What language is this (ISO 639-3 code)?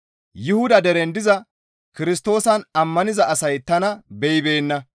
gmv